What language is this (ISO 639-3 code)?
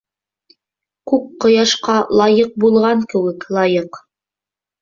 bak